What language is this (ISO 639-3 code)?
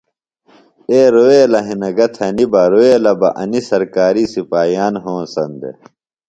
phl